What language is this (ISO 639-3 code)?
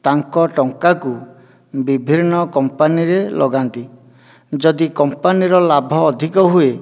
ori